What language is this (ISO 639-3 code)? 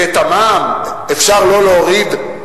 heb